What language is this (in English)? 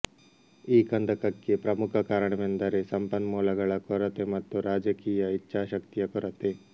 Kannada